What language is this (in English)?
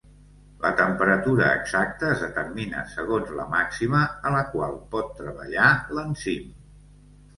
Catalan